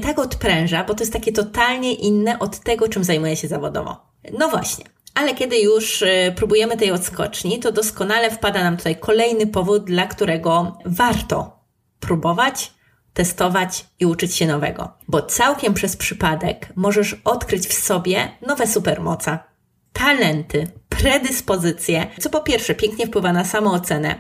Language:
Polish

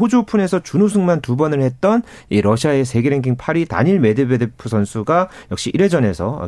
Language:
Korean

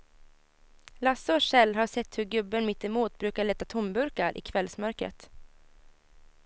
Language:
Swedish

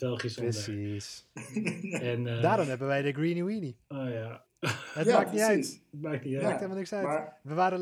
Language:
Dutch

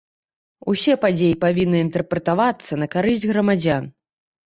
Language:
Belarusian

